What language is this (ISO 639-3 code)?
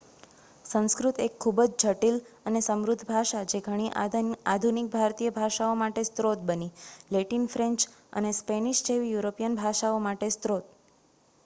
guj